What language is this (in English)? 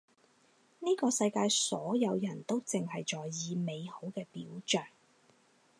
Cantonese